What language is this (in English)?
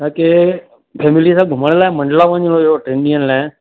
Sindhi